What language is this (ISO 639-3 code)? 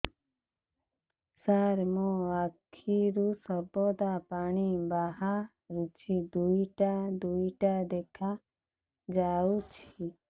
ori